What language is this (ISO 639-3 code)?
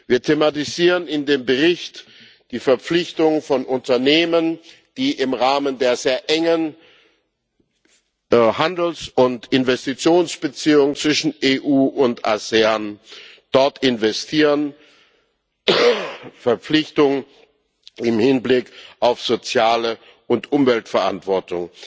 deu